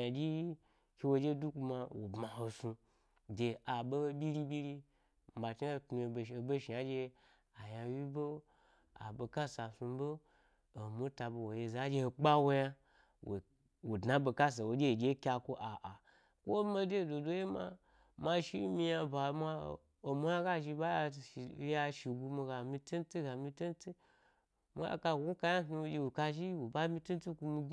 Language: Gbari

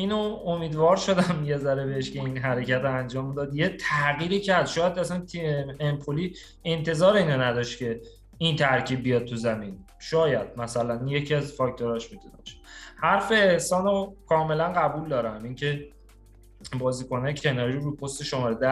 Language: Persian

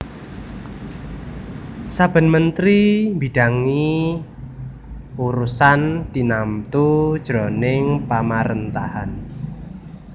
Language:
Javanese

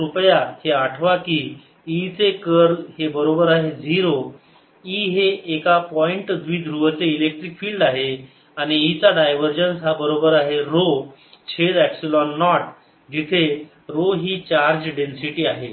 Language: Marathi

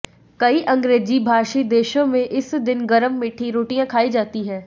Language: Hindi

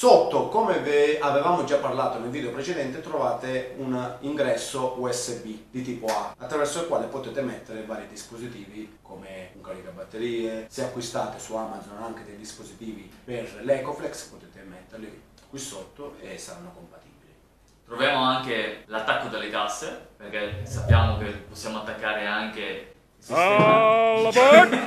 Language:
Italian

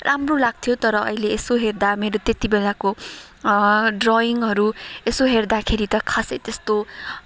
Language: Nepali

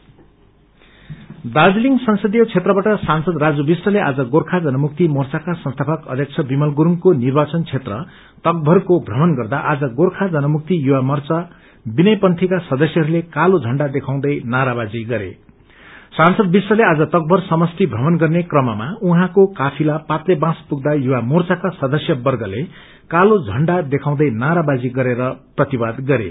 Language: Nepali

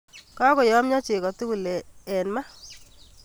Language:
Kalenjin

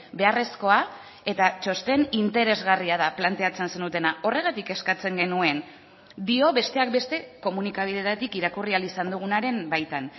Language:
Basque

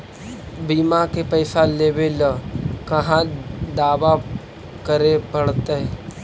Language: Magahi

